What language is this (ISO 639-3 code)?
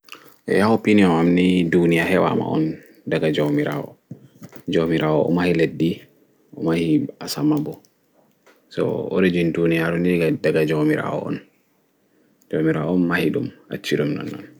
ful